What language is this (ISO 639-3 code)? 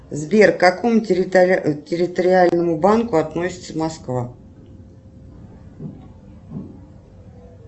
rus